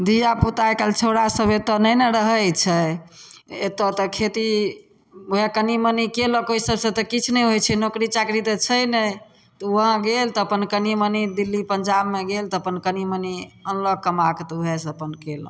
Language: Maithili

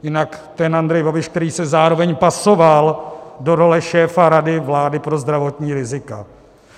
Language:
Czech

